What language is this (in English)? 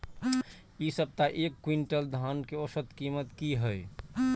Maithili